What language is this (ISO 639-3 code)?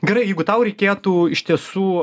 lit